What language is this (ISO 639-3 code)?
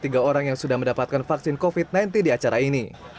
ind